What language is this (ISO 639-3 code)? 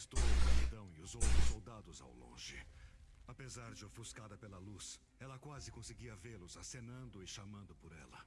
por